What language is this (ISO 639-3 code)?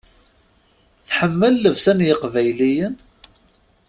kab